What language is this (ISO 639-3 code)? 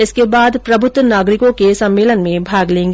hin